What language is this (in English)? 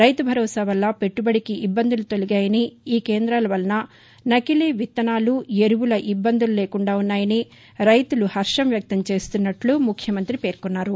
Telugu